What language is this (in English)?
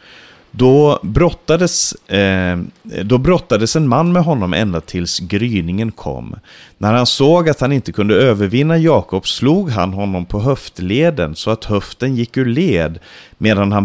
Swedish